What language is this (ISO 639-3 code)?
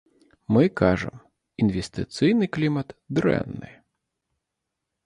bel